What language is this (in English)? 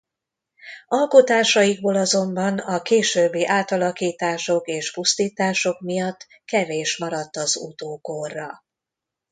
Hungarian